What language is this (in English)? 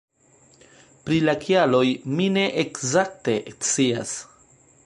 Esperanto